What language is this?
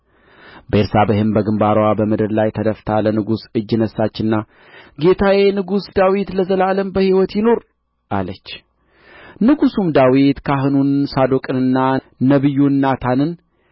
Amharic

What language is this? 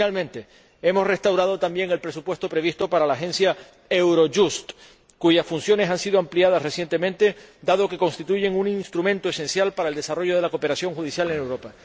Spanish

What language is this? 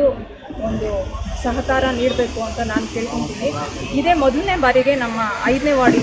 Indonesian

